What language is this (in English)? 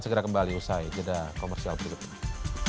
Indonesian